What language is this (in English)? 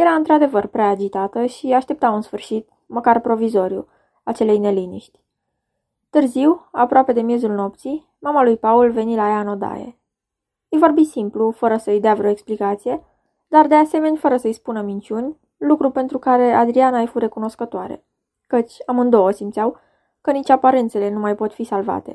Romanian